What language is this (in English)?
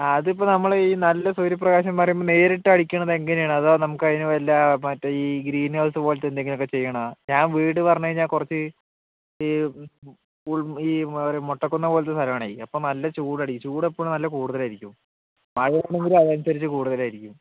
Malayalam